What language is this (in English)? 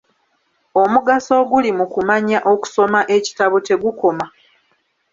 Ganda